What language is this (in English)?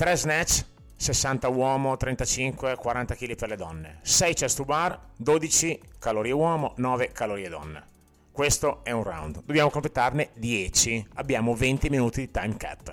Italian